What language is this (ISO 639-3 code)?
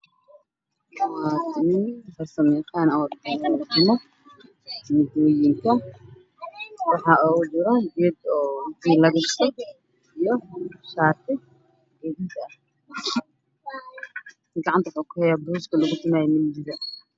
som